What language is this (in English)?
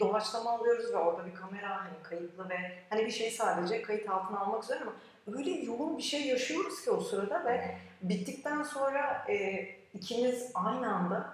Turkish